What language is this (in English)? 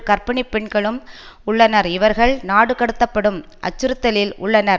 Tamil